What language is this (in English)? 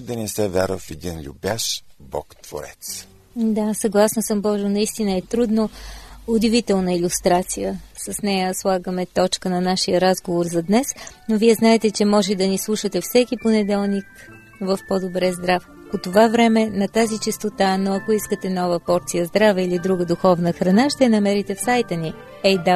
Bulgarian